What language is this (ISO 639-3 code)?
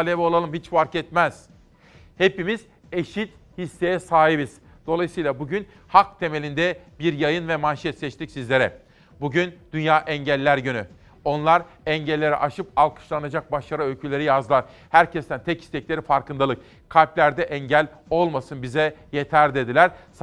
tur